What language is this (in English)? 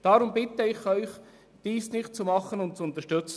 Swiss German